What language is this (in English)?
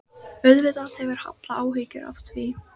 Icelandic